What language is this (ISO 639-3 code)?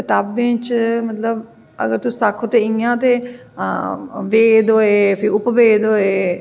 doi